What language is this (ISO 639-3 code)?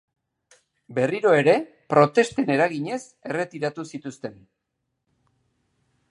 eus